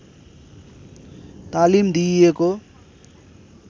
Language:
Nepali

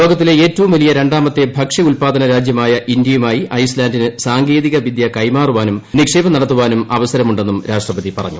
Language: Malayalam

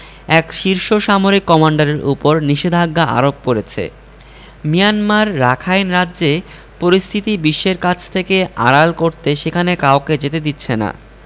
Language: Bangla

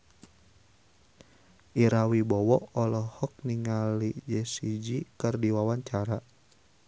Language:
Sundanese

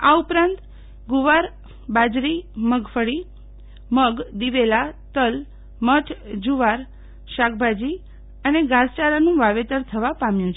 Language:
Gujarati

